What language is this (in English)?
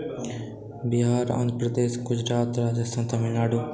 Maithili